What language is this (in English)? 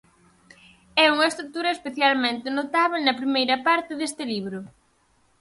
Galician